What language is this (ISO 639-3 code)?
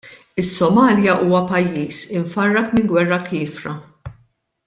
mlt